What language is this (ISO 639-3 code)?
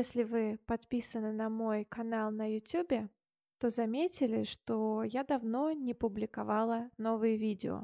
rus